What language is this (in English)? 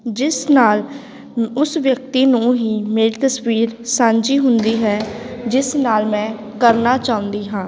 Punjabi